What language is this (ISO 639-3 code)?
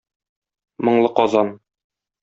tat